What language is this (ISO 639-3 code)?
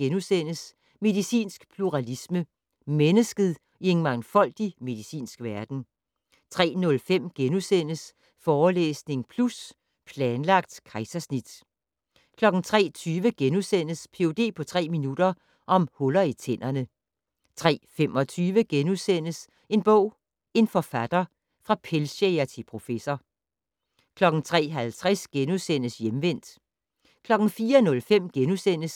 dan